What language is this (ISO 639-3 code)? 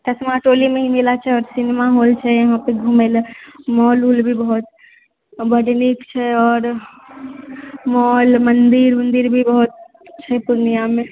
mai